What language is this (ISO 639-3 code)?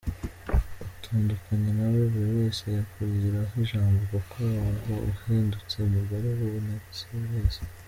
kin